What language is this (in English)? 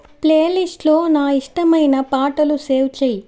Telugu